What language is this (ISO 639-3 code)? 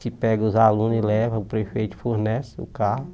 por